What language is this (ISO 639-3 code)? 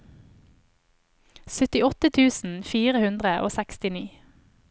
nor